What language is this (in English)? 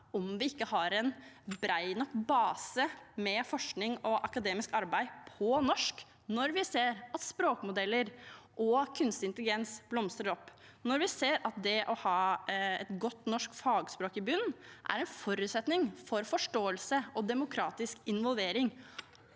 Norwegian